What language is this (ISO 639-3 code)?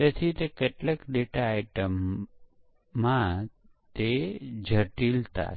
guj